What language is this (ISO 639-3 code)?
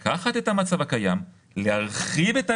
heb